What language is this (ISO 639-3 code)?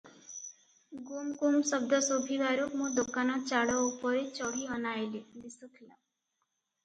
ori